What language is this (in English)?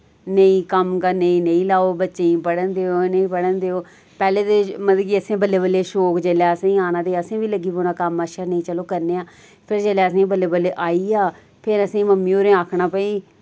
Dogri